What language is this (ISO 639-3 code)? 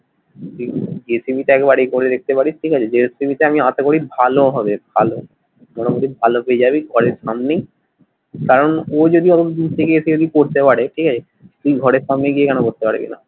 ben